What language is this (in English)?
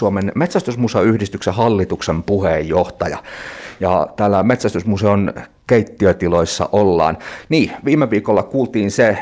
Finnish